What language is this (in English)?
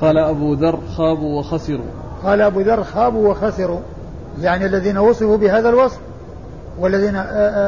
Arabic